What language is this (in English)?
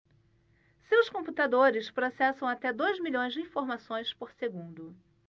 Portuguese